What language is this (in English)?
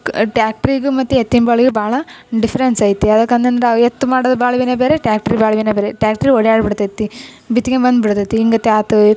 Kannada